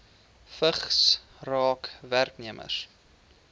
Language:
Afrikaans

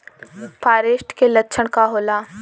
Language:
Bhojpuri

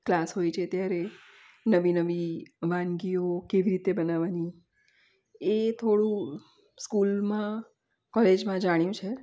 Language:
Gujarati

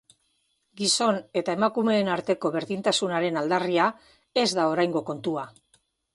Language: Basque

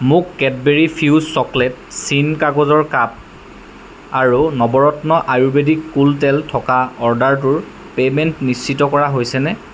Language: Assamese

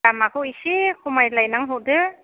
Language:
Bodo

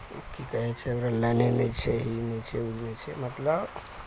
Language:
Maithili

